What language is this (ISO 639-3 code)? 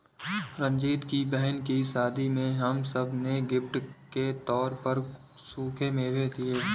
hin